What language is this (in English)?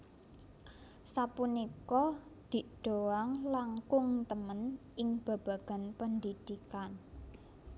Javanese